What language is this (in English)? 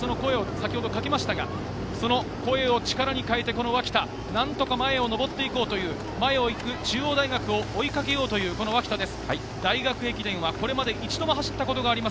Japanese